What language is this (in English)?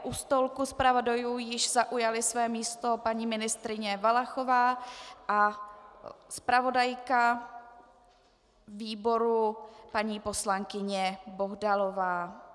Czech